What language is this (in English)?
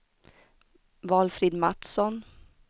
Swedish